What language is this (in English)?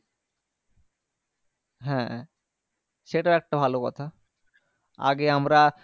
Bangla